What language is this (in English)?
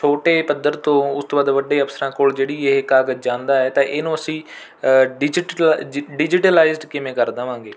Punjabi